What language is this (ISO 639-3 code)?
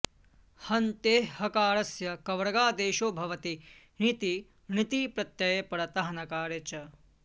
san